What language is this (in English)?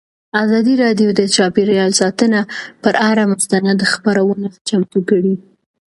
Pashto